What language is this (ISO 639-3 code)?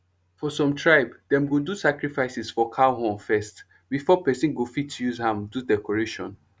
pcm